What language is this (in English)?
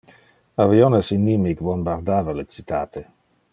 Interlingua